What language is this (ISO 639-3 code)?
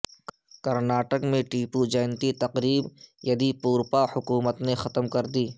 urd